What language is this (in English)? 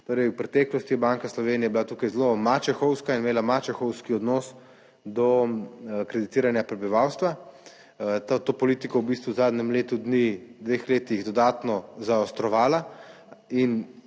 Slovenian